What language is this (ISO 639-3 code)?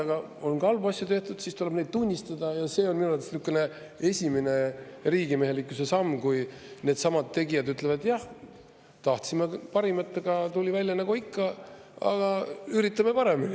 est